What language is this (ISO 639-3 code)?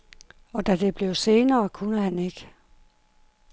dan